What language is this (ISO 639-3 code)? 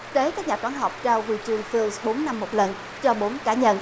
vie